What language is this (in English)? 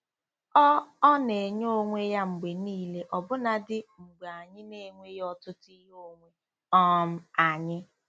Igbo